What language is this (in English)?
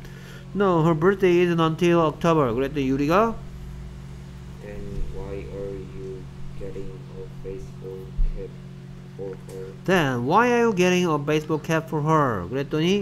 Korean